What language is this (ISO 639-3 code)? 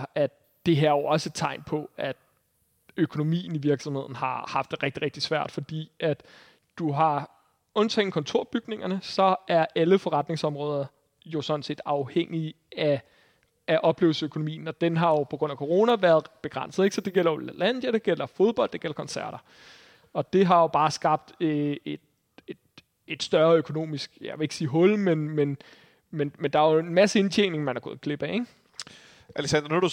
dan